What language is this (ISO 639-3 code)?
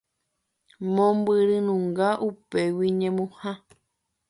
grn